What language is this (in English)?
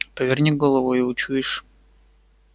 Russian